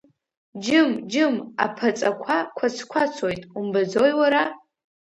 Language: Abkhazian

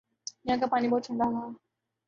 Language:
Urdu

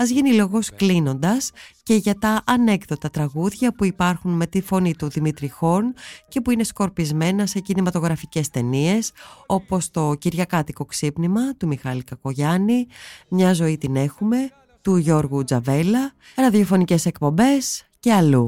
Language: Greek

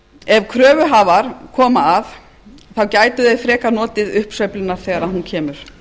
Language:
Icelandic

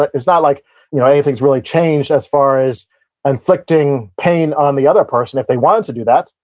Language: English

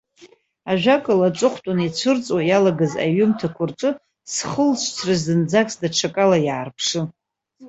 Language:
Abkhazian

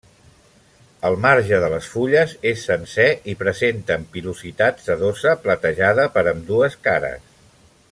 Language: Catalan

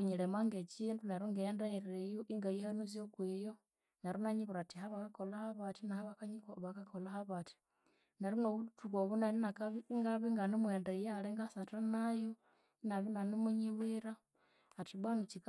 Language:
Konzo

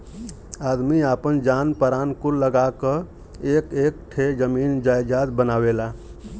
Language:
Bhojpuri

